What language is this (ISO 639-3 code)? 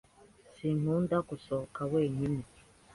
kin